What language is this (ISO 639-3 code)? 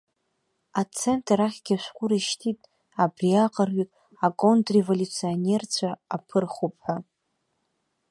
abk